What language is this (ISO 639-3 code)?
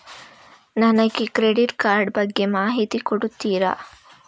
kan